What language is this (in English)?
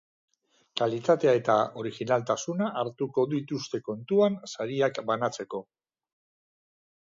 Basque